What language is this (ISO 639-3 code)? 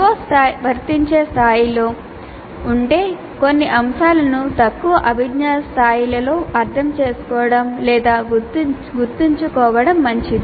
tel